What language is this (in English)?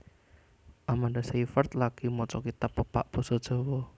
Javanese